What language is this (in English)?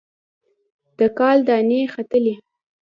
Pashto